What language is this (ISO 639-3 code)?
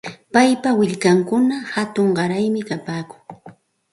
qxt